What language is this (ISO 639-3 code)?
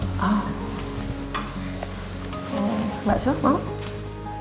ind